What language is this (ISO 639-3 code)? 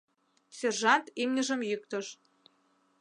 chm